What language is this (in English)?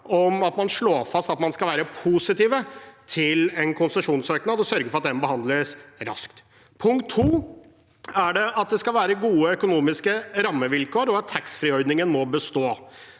Norwegian